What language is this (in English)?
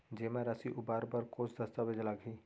Chhattisgarhi